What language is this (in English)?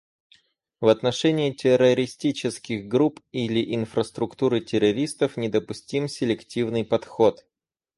Russian